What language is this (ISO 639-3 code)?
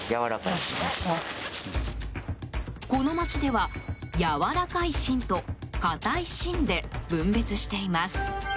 jpn